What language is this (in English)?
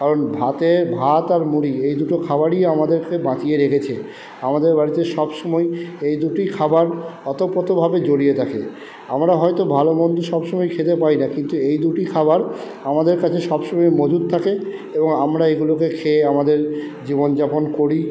Bangla